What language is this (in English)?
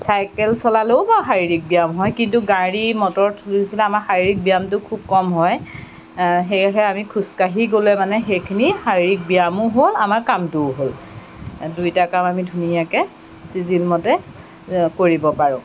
Assamese